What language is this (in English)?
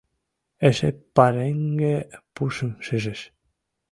Mari